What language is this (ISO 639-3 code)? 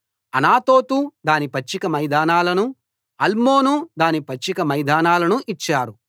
tel